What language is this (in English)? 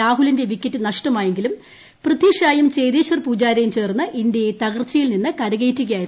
Malayalam